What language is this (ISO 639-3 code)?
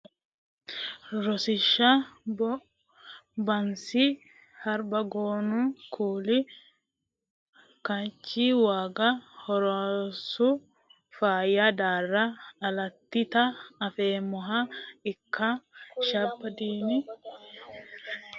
sid